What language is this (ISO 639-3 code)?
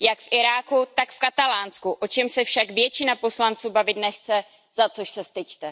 ces